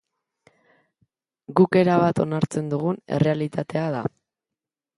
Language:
Basque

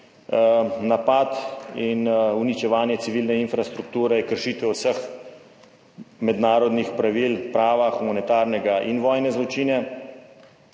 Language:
Slovenian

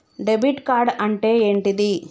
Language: Telugu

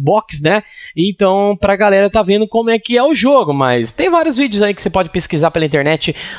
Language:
Portuguese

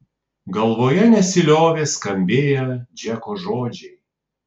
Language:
Lithuanian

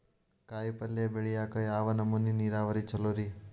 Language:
Kannada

